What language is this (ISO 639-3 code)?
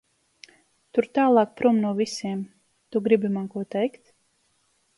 lav